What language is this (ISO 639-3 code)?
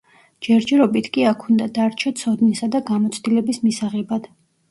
kat